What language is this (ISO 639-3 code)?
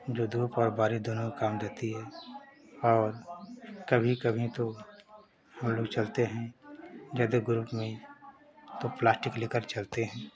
hin